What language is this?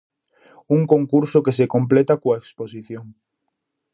Galician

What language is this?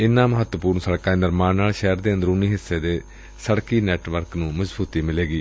Punjabi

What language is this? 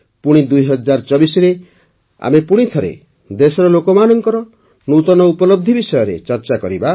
Odia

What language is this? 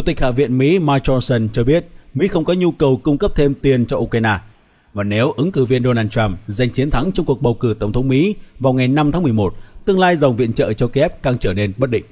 Vietnamese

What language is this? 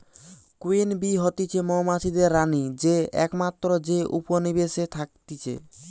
Bangla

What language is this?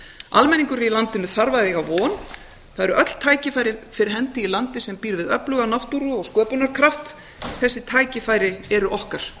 Icelandic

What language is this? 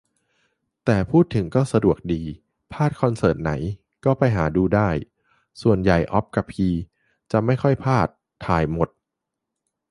Thai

